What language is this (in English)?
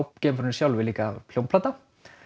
Icelandic